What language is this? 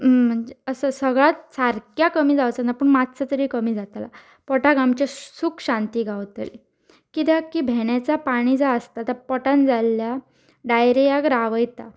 Konkani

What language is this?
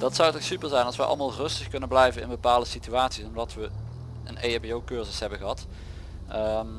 Dutch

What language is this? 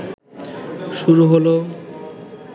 Bangla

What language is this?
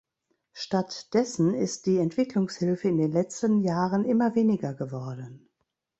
German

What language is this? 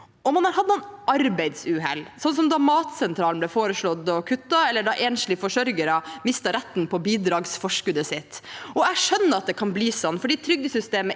Norwegian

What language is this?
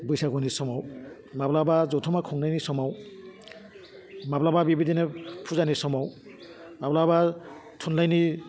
Bodo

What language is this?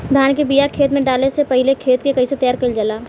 Bhojpuri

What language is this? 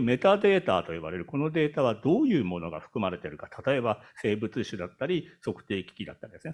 Japanese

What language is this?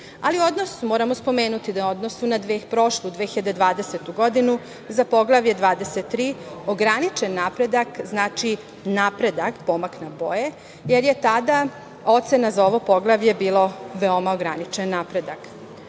Serbian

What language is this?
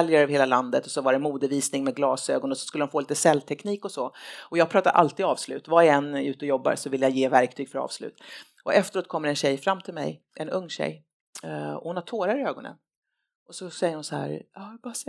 Swedish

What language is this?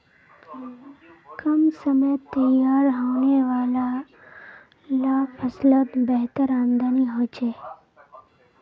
Magahi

